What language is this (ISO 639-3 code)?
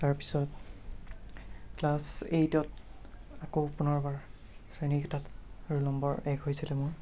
asm